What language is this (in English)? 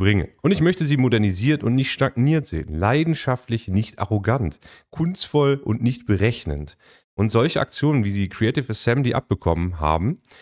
German